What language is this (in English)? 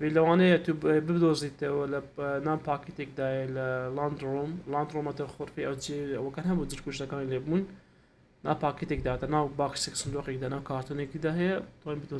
Arabic